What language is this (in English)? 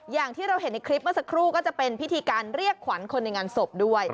Thai